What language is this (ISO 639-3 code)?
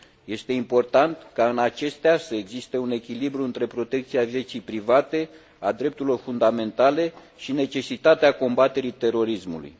ron